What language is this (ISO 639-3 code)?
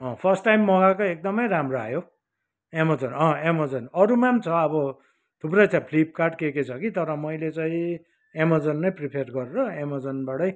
nep